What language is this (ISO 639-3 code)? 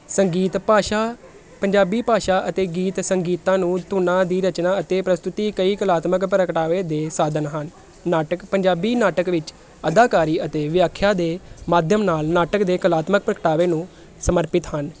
pan